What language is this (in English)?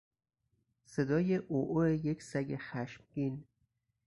Persian